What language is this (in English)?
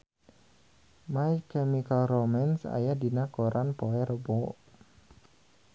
Sundanese